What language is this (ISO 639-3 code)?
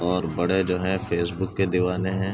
urd